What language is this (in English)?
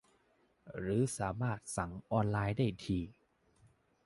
Thai